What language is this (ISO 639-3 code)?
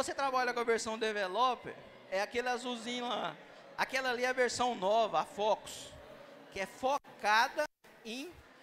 por